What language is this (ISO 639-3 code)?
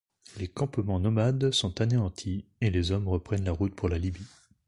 fra